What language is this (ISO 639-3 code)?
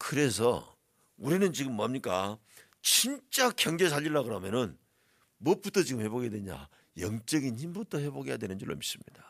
kor